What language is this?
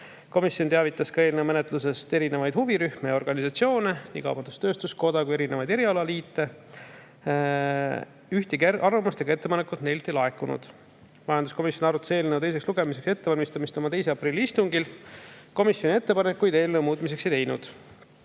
Estonian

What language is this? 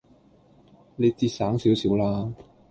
Cantonese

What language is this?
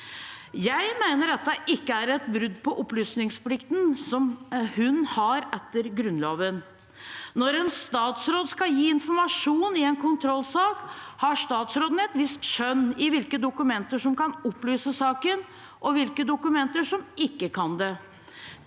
Norwegian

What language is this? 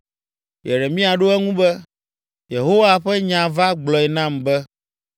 Ewe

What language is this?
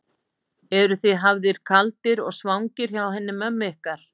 Icelandic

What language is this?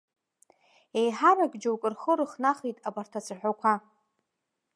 Abkhazian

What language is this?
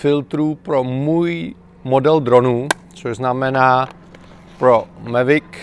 Czech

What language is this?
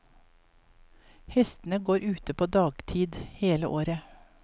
Norwegian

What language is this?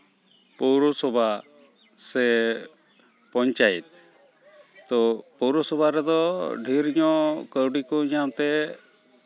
Santali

